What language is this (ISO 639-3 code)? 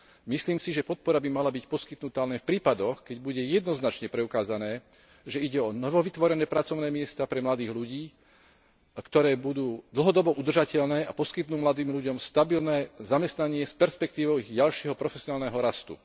slk